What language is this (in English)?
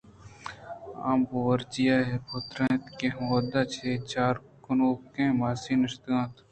Eastern Balochi